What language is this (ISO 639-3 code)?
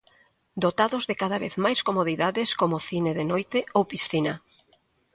glg